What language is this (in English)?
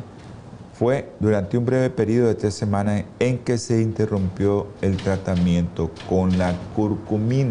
Spanish